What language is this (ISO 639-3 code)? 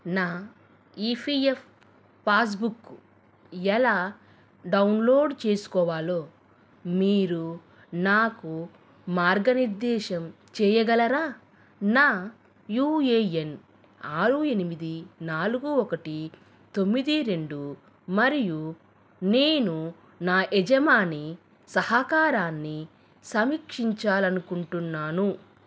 tel